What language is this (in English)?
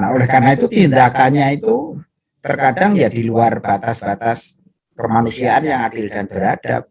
Indonesian